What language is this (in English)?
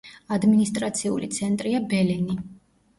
Georgian